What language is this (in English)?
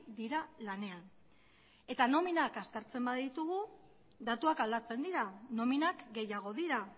Basque